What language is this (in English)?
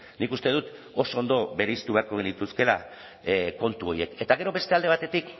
Basque